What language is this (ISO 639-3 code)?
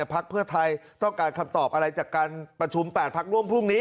tha